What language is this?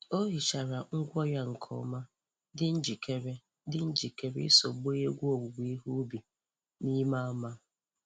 Igbo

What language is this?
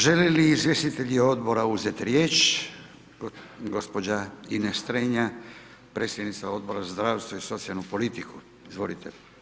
Croatian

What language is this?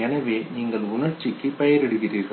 Tamil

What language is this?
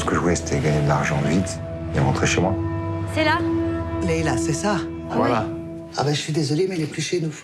French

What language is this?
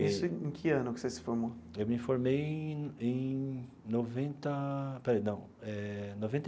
Portuguese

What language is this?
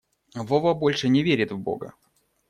Russian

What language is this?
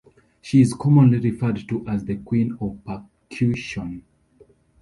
English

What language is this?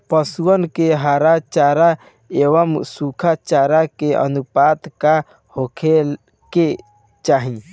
Bhojpuri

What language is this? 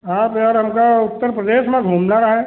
Hindi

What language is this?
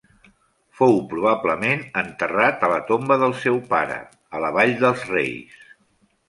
Catalan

